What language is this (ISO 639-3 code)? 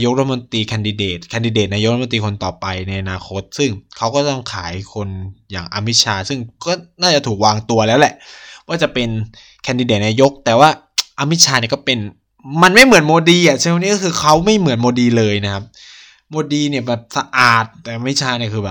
tha